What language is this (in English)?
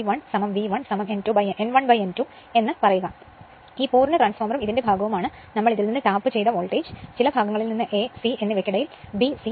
Malayalam